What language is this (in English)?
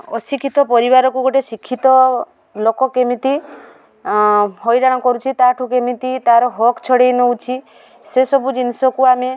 Odia